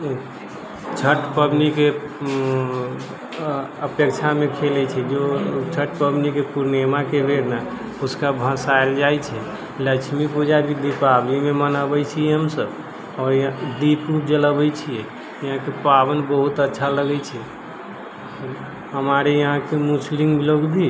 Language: Maithili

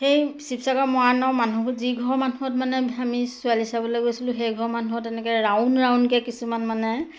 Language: Assamese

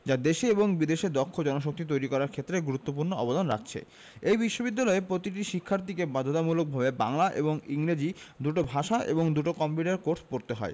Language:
Bangla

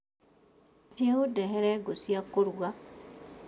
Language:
Kikuyu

